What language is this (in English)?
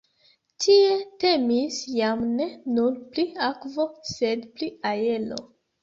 Esperanto